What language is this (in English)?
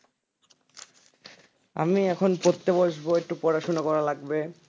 Bangla